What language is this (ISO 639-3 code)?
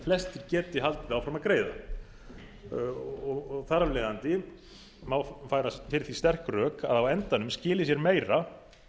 isl